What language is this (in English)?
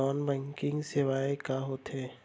Chhattisgarhi